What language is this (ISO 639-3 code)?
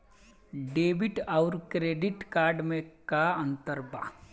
bho